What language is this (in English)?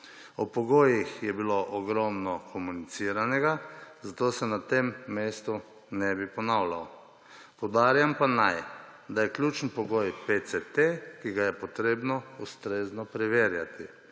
Slovenian